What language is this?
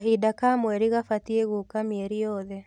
Kikuyu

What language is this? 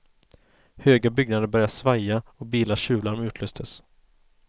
Swedish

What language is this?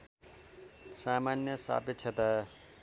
Nepali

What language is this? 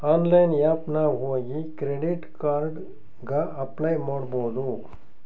Kannada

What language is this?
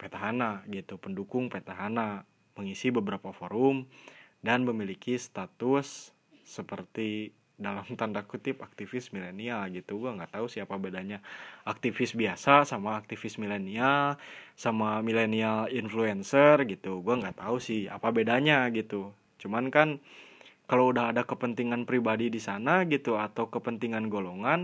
Indonesian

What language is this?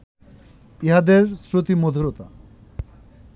Bangla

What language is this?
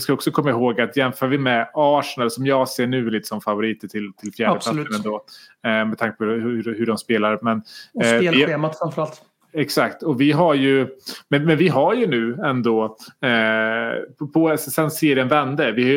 Swedish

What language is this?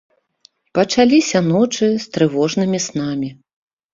Belarusian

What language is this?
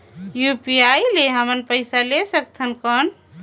Chhattisgarhi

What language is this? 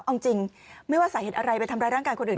Thai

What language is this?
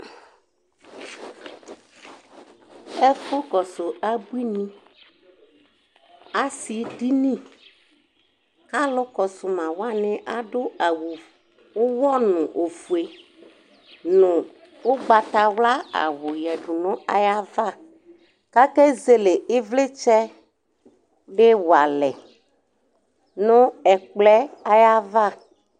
Ikposo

